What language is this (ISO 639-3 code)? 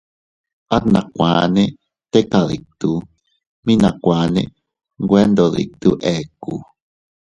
cut